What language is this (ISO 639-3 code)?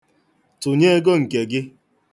ibo